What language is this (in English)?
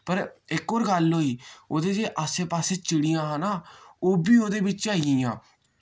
Dogri